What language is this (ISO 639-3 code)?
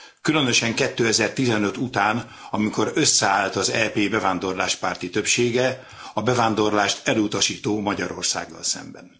hun